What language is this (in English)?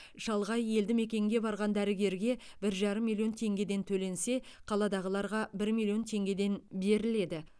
Kazakh